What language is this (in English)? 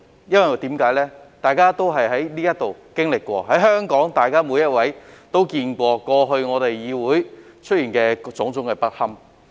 Cantonese